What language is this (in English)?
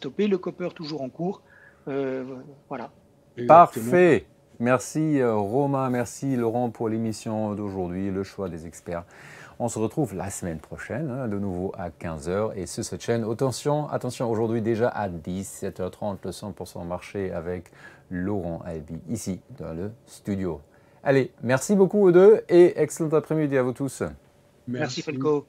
French